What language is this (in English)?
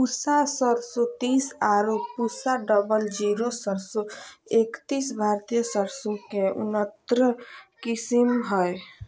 Magahi